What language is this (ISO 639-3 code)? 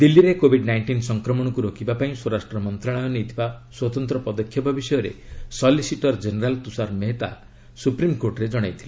ori